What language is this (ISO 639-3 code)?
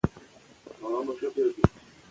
pus